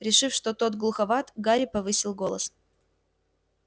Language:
Russian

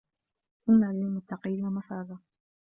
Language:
Arabic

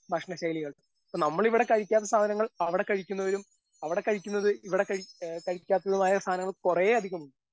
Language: Malayalam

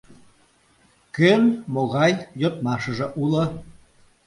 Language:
Mari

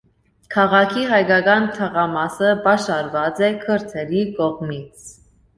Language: Armenian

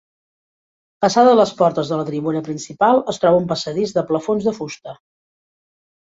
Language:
Catalan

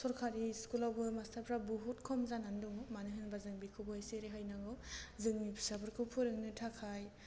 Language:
Bodo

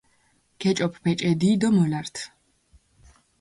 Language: Mingrelian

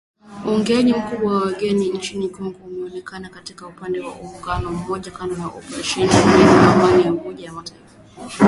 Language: Swahili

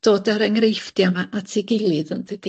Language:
Welsh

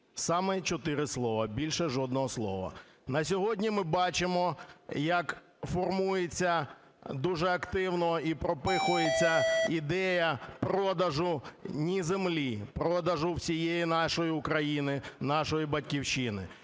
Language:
Ukrainian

